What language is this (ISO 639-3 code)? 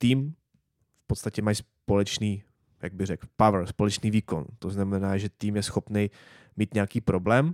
ces